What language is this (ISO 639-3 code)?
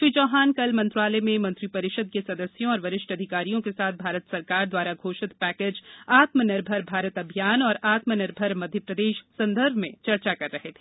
hin